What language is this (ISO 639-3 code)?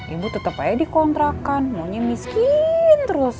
ind